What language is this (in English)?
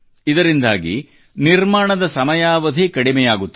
Kannada